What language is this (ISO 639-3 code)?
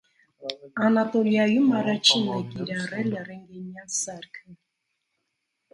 hye